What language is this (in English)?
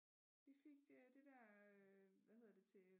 Danish